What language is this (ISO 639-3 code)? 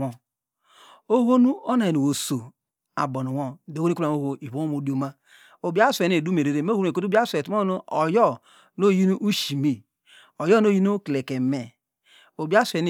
deg